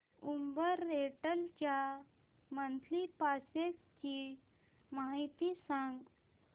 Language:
Marathi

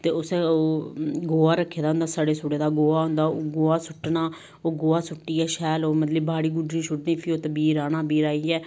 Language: Dogri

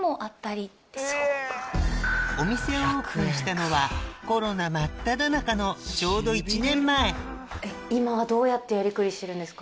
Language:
Japanese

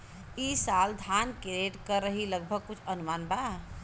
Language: Bhojpuri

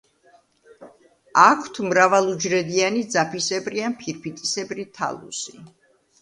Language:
Georgian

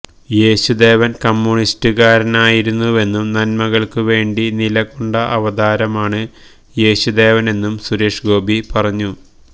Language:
Malayalam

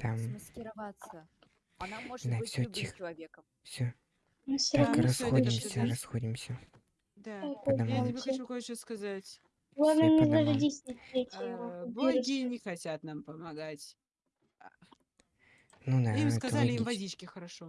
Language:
Russian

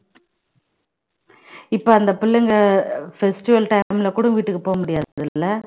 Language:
Tamil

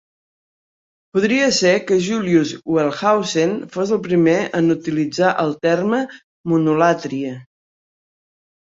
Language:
Catalan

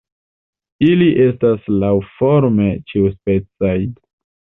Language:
Esperanto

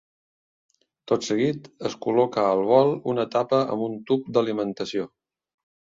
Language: Catalan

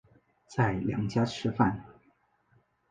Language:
Chinese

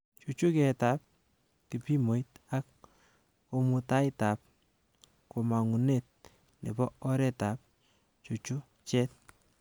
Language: Kalenjin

